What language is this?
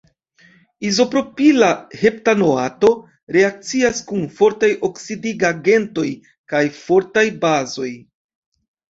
Esperanto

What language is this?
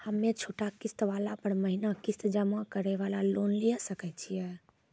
Maithili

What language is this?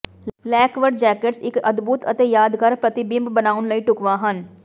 Punjabi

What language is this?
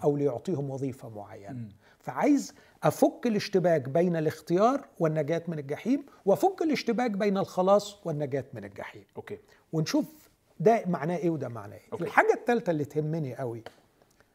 Arabic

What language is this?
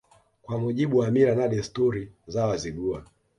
Swahili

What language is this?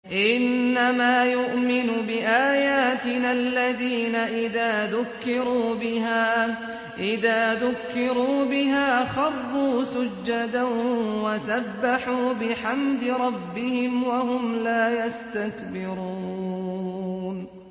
Arabic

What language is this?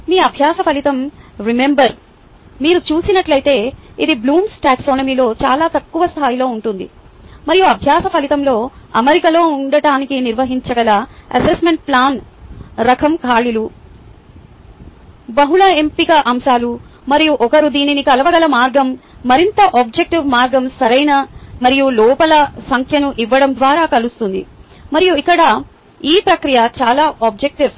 Telugu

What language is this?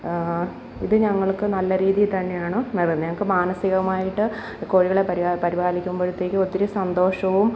Malayalam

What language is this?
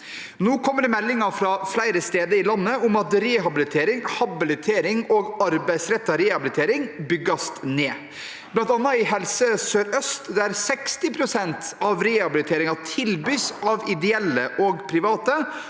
Norwegian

